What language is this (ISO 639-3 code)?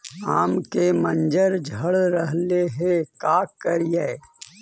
mag